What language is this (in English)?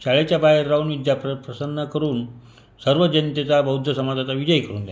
Marathi